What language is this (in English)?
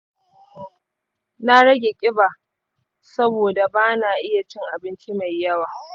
Hausa